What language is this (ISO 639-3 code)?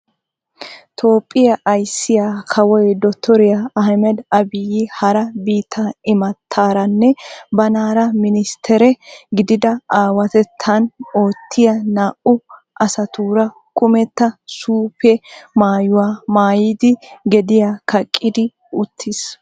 wal